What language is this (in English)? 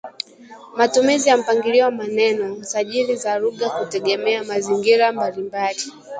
Swahili